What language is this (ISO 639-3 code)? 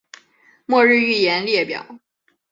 zho